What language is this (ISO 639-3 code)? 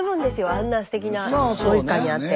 jpn